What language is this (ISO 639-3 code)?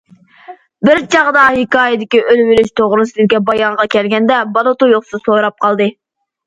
uig